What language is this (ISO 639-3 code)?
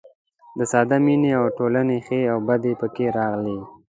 pus